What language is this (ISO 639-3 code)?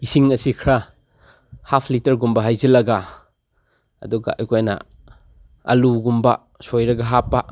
mni